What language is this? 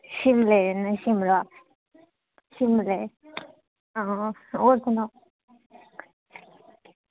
Dogri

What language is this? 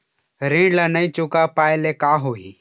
Chhattisgarhi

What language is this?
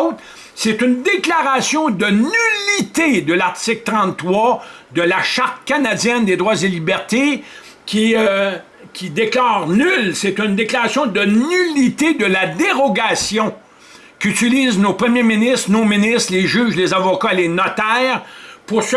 French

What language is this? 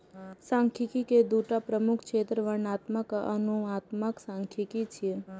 Maithili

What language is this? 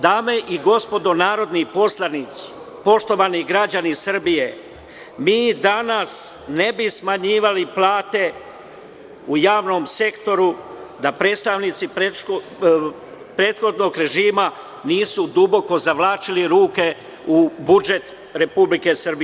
Serbian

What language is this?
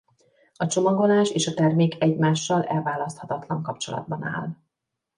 Hungarian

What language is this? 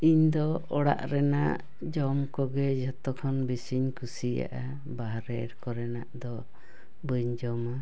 Santali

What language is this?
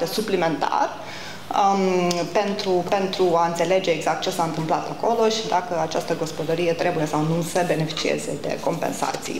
Romanian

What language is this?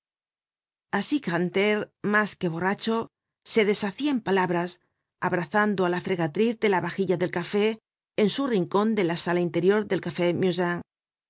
Spanish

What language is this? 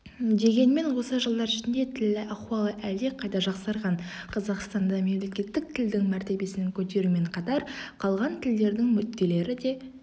Kazakh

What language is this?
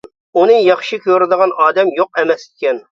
Uyghur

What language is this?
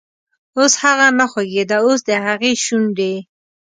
Pashto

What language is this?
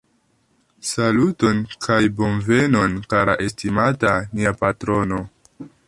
Esperanto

